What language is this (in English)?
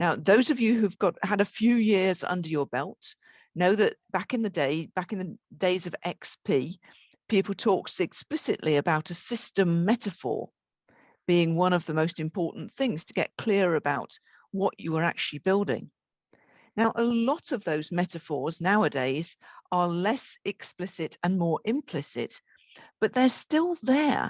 English